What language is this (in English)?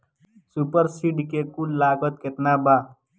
Bhojpuri